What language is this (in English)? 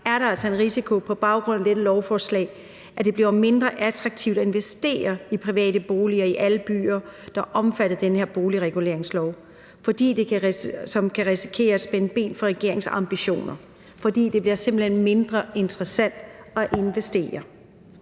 Danish